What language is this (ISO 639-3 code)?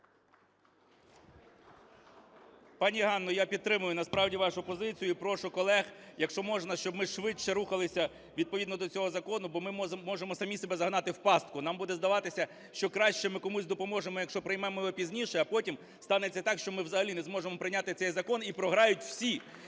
ukr